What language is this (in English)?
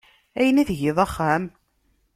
Kabyle